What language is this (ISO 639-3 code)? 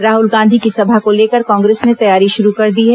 hin